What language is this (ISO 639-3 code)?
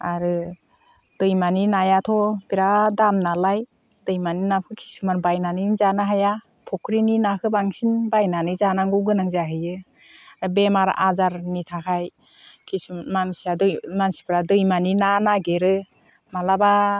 brx